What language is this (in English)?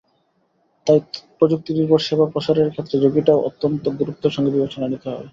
Bangla